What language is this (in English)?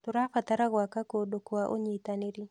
Kikuyu